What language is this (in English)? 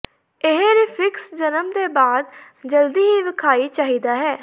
Punjabi